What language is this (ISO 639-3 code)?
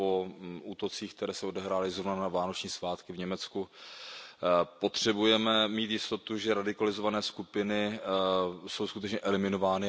ces